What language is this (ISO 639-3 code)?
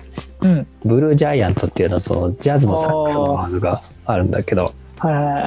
jpn